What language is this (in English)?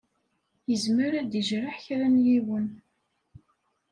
Kabyle